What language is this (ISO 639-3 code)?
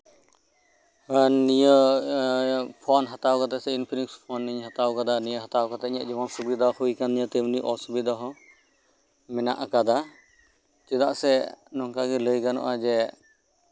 sat